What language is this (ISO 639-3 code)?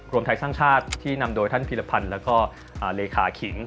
tha